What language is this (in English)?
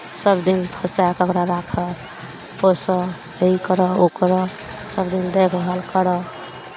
Maithili